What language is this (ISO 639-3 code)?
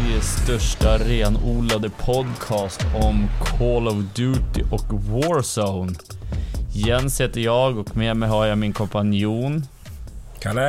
swe